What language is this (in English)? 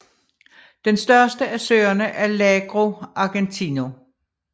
Danish